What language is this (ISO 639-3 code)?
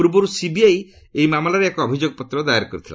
ori